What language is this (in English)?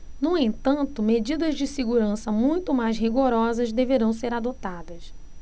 Portuguese